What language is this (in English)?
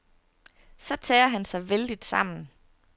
Danish